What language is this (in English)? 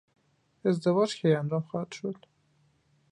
Persian